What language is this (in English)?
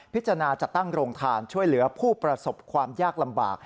Thai